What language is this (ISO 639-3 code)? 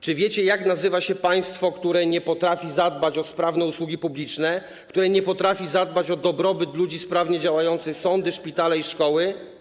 pol